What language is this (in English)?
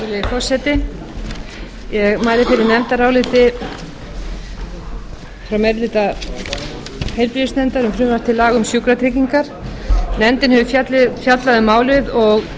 Icelandic